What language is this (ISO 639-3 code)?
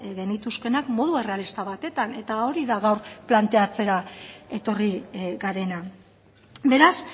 eus